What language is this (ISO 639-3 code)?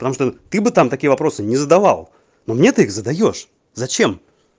rus